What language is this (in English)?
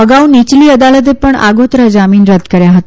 Gujarati